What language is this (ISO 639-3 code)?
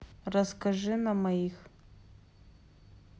rus